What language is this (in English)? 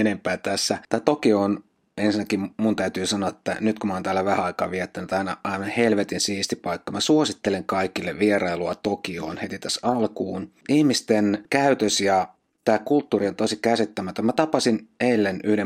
Finnish